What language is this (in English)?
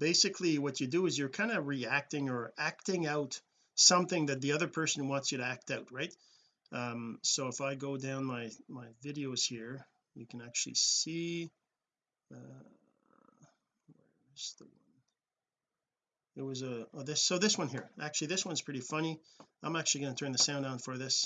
English